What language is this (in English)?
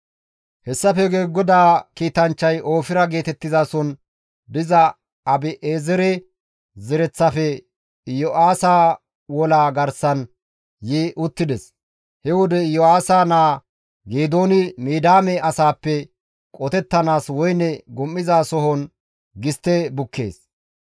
Gamo